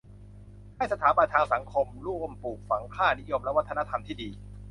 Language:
Thai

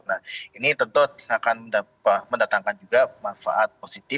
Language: Indonesian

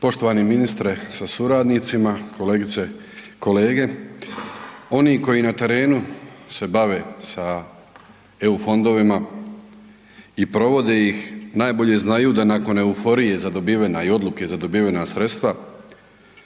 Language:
Croatian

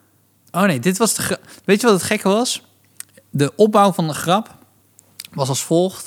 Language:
Dutch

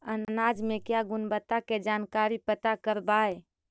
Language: Magahi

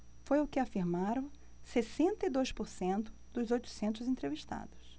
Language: Portuguese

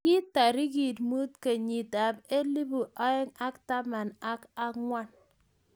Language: Kalenjin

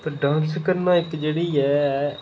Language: Dogri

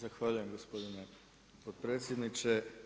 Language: Croatian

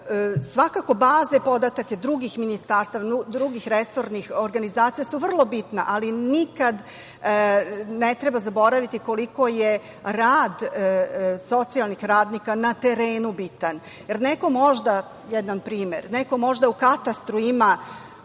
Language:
Serbian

